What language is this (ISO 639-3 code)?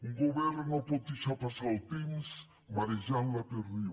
cat